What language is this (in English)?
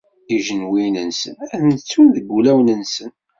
Kabyle